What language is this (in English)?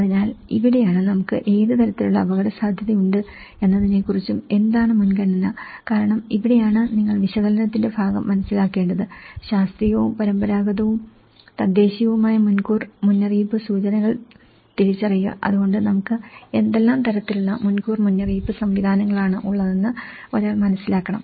Malayalam